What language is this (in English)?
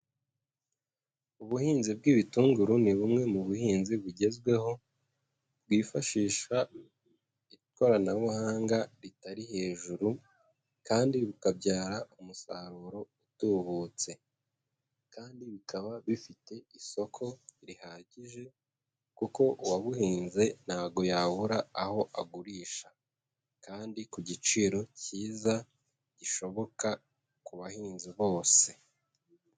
Kinyarwanda